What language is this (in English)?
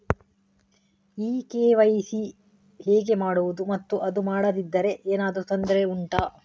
Kannada